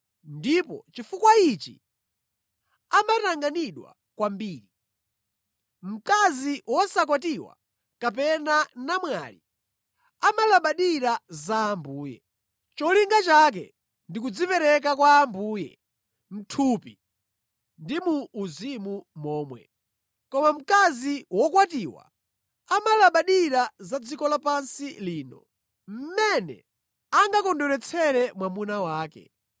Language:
Nyanja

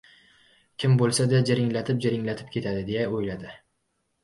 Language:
Uzbek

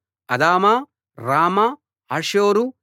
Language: Telugu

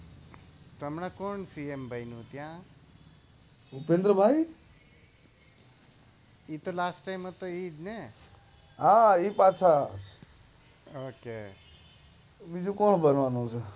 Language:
Gujarati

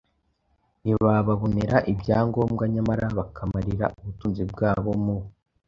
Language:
Kinyarwanda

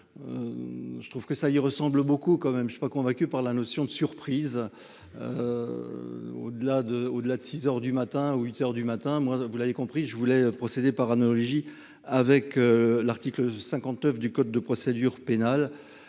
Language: French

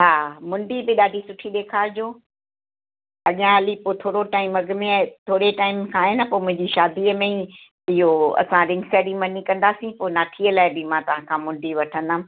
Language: Sindhi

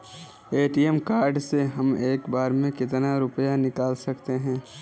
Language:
Hindi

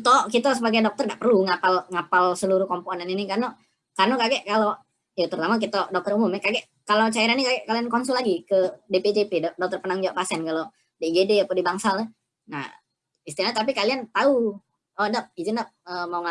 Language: Indonesian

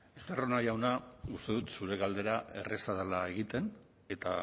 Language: Basque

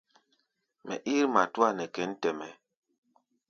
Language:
Gbaya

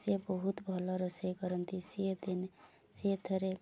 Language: Odia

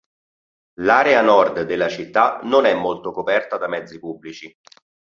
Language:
Italian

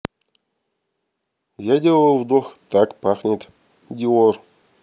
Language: Russian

